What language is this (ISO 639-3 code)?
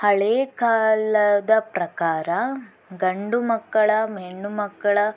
kan